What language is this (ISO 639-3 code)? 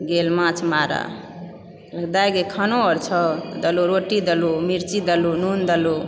mai